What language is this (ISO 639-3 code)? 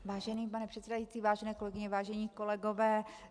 ces